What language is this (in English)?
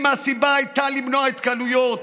Hebrew